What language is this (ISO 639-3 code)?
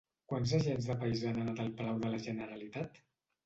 cat